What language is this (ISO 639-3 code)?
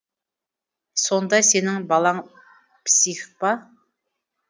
kaz